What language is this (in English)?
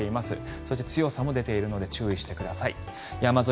Japanese